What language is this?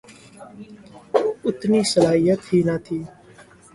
Urdu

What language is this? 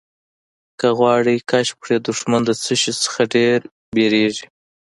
Pashto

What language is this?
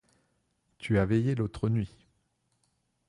French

